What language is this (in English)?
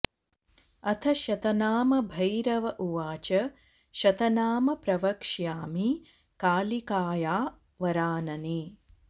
Sanskrit